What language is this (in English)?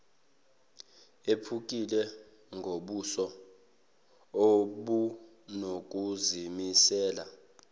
Zulu